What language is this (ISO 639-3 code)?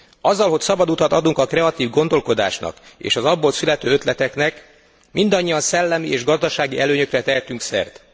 hun